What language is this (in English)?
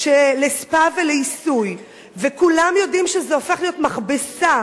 Hebrew